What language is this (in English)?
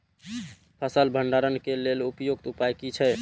Maithili